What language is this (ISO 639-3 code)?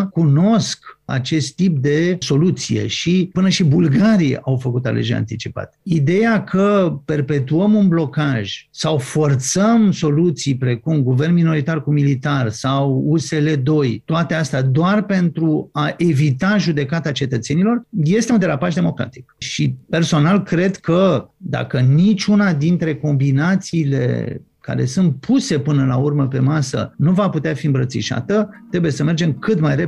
ron